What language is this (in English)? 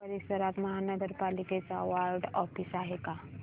Marathi